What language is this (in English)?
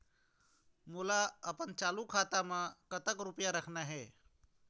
Chhattisgarhi